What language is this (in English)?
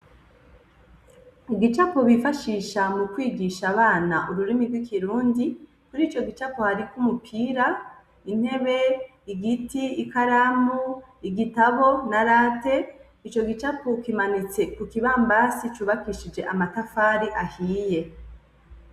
Rundi